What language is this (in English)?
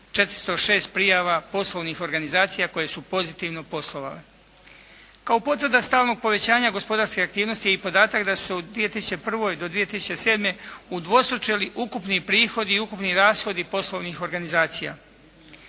Croatian